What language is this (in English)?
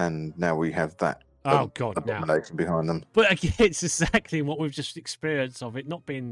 English